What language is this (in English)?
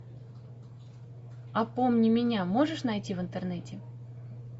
Russian